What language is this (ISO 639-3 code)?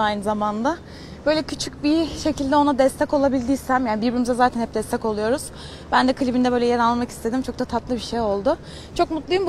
tur